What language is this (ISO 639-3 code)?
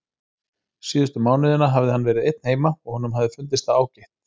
isl